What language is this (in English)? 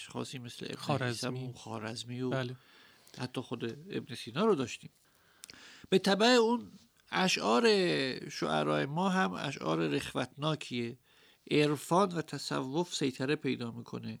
Persian